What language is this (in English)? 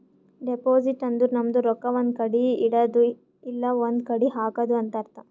Kannada